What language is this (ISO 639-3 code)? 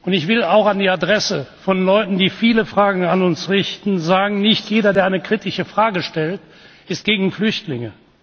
deu